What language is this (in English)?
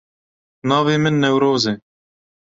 Kurdish